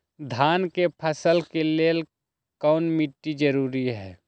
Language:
Magahi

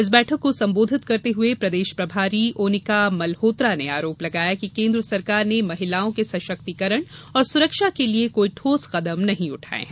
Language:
Hindi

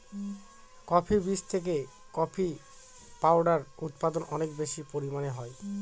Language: Bangla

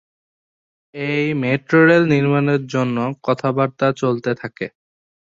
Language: Bangla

